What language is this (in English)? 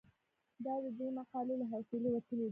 Pashto